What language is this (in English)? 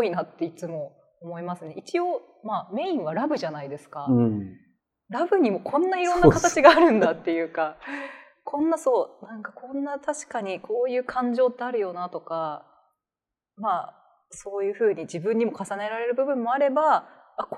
Japanese